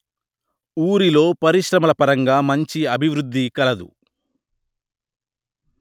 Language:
Telugu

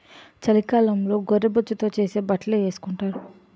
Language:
Telugu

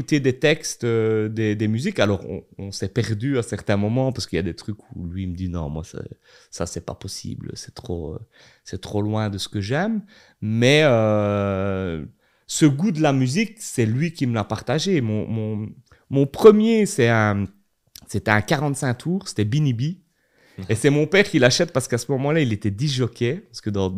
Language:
French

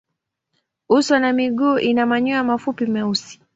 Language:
Swahili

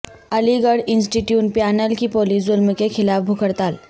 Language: Urdu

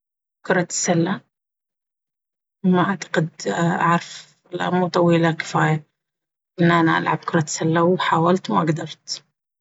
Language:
Baharna Arabic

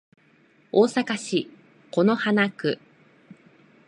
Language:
Japanese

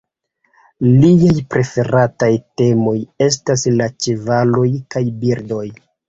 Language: Esperanto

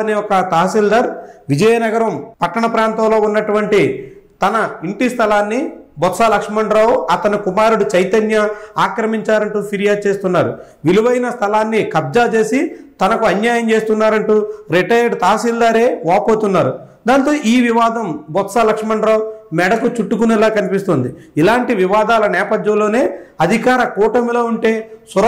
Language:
Telugu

